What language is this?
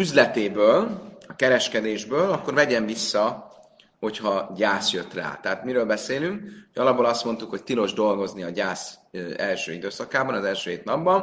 Hungarian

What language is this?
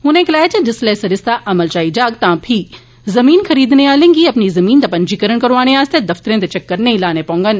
Dogri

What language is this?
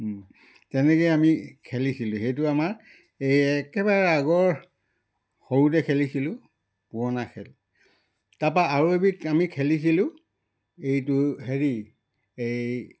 Assamese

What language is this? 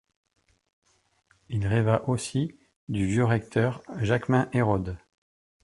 French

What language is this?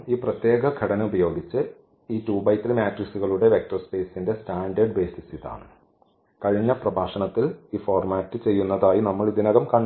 Malayalam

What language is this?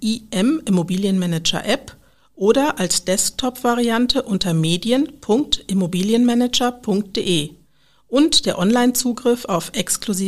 German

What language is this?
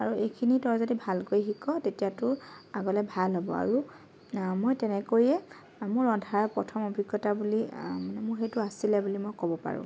Assamese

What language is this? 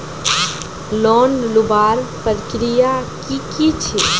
Magahi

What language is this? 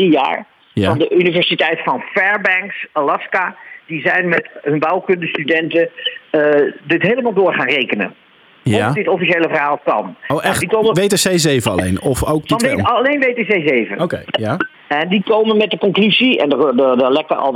Dutch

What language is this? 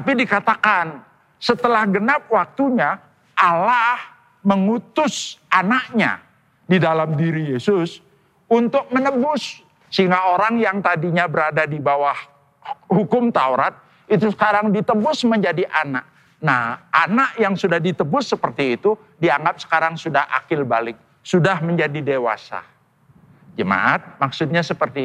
Indonesian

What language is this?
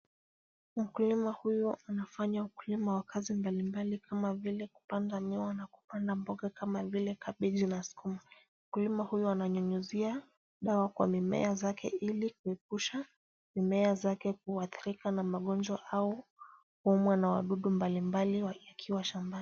Swahili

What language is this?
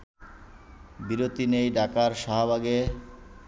Bangla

